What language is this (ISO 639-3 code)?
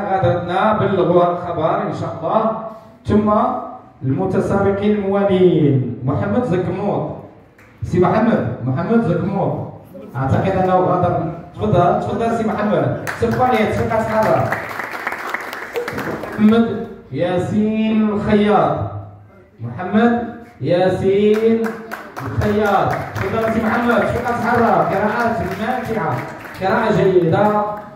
ara